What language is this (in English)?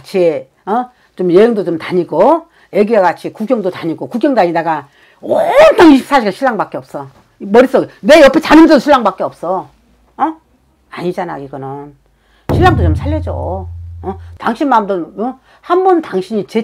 Korean